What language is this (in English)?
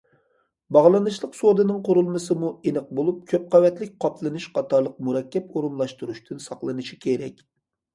Uyghur